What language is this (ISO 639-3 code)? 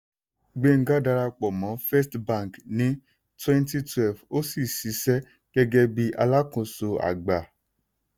yor